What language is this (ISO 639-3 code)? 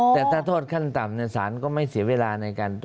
tha